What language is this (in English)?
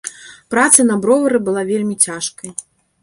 Belarusian